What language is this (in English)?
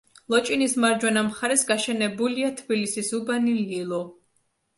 Georgian